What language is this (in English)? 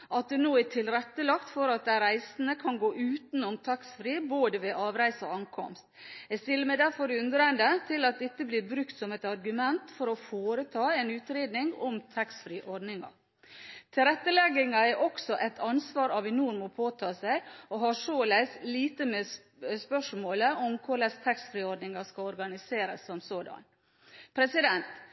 Norwegian Bokmål